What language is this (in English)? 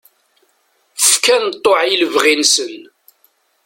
Kabyle